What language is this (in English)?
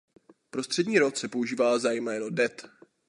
Czech